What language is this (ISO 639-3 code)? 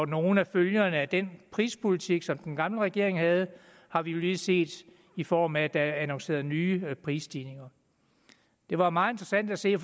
dan